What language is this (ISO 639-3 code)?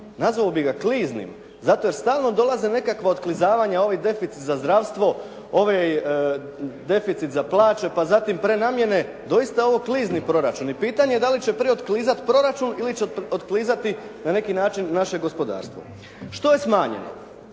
hrv